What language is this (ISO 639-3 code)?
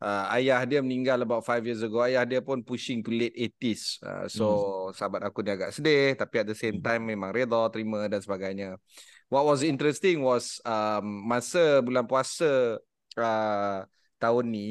msa